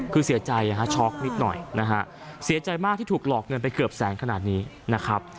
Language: Thai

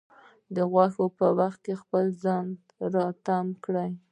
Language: Pashto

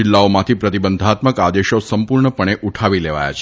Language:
Gujarati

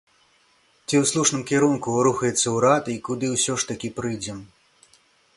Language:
Belarusian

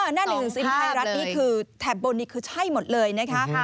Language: Thai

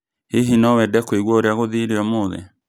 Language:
Kikuyu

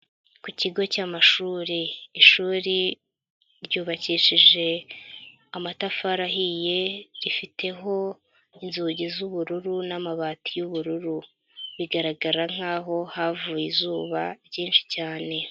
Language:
Kinyarwanda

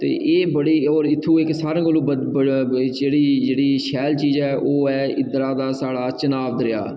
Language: Dogri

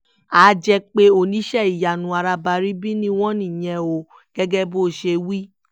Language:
Yoruba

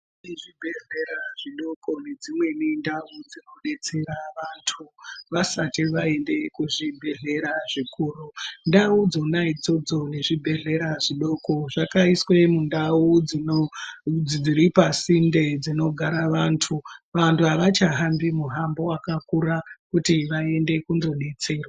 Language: Ndau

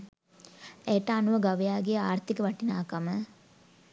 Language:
Sinhala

